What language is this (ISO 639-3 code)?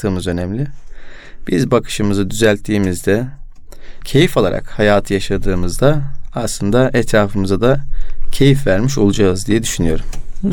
tur